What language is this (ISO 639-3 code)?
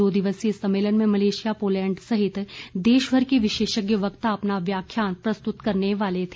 hin